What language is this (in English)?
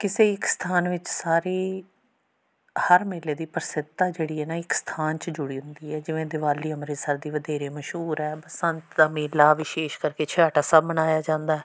Punjabi